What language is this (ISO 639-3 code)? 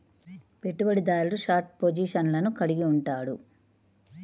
tel